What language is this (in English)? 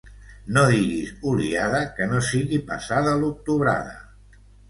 Catalan